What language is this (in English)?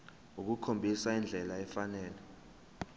Zulu